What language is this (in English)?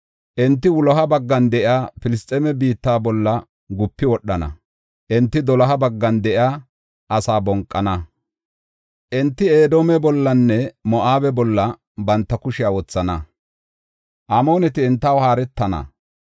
Gofa